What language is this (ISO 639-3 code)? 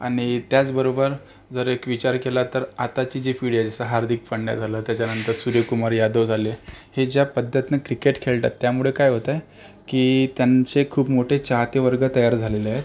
mar